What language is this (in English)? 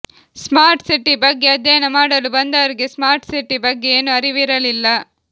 Kannada